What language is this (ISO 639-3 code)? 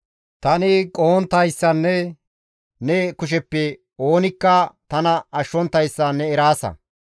gmv